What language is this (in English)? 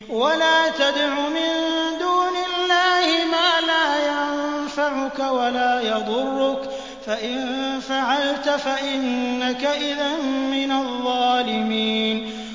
Arabic